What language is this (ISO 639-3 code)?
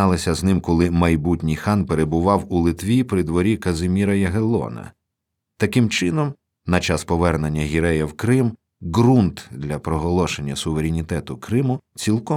ukr